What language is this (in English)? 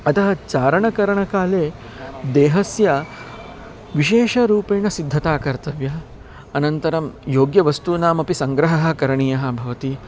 Sanskrit